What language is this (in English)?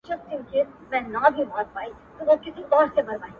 Pashto